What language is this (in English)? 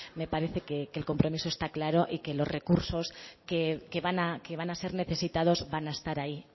Spanish